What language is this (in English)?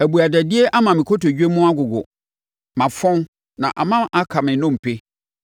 Akan